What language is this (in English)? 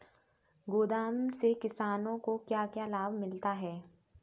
Hindi